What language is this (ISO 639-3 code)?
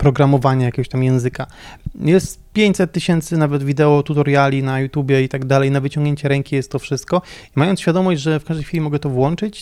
pol